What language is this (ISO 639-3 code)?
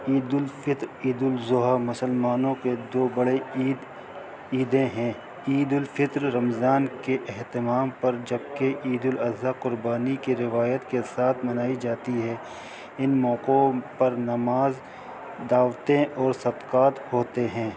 urd